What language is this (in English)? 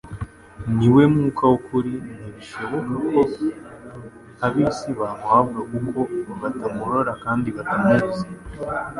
Kinyarwanda